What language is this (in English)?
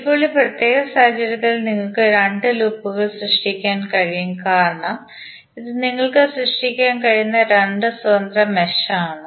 Malayalam